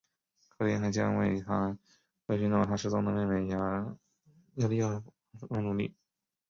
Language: Chinese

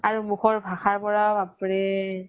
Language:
Assamese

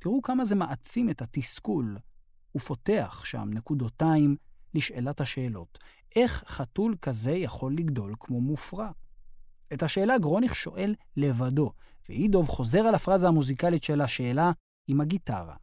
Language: Hebrew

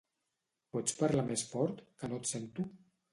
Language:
Catalan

